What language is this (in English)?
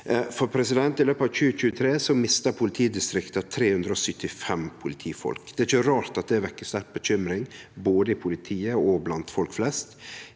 Norwegian